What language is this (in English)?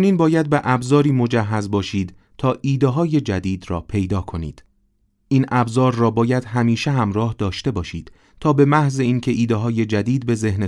Persian